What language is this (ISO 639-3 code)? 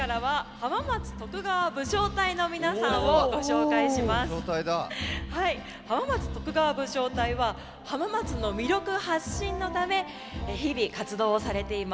jpn